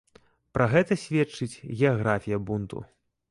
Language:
Belarusian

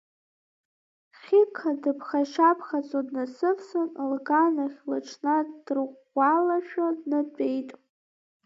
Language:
Abkhazian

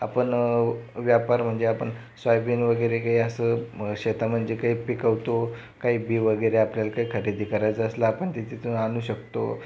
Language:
Marathi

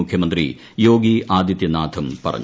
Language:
Malayalam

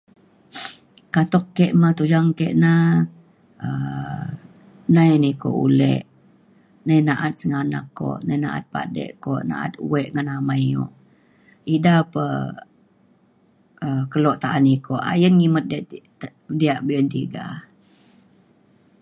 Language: Mainstream Kenyah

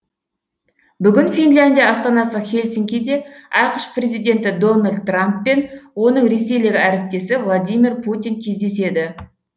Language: Kazakh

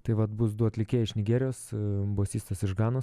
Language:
Lithuanian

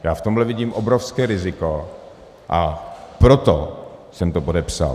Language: Czech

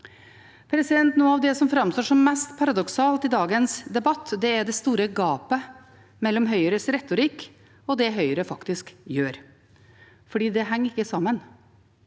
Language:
Norwegian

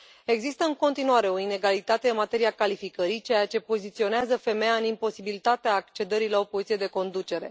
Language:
Romanian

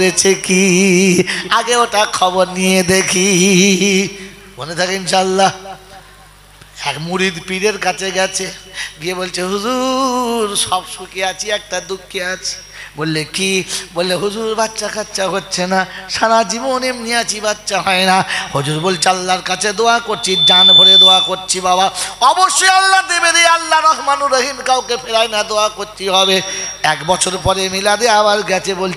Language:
Arabic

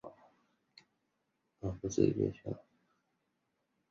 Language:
Chinese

